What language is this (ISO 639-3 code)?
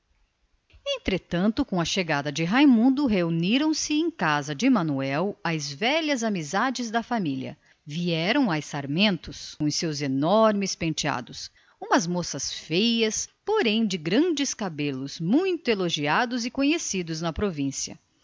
por